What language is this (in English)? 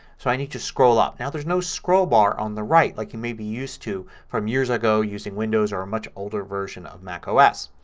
English